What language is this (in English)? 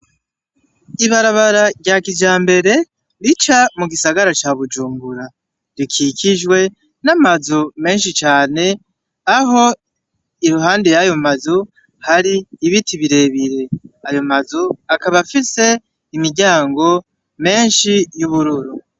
Rundi